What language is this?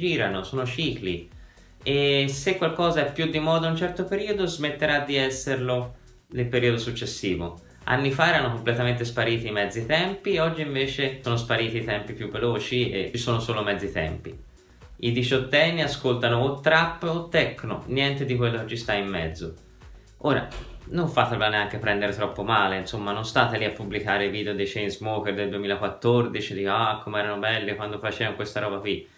Italian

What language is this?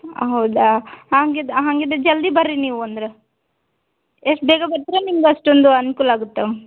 Kannada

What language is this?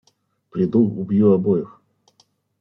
Russian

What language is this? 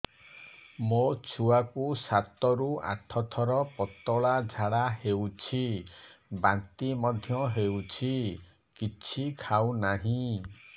Odia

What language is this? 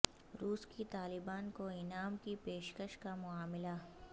Urdu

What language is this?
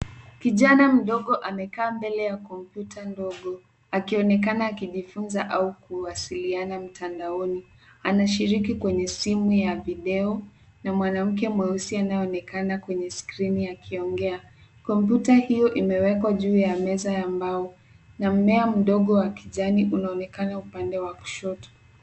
Swahili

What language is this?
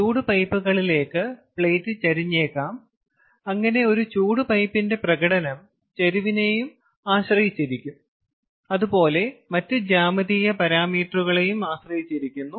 Malayalam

